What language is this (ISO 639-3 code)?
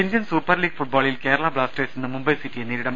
mal